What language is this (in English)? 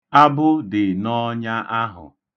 Igbo